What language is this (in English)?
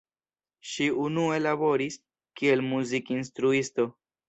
Esperanto